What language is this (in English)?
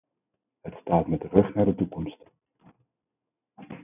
Dutch